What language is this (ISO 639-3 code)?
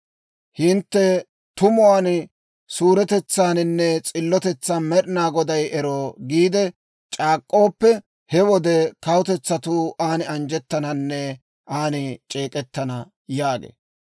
dwr